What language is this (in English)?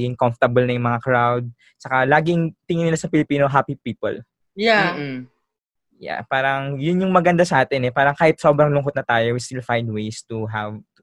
Filipino